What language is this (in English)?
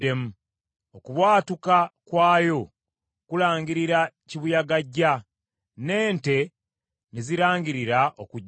Ganda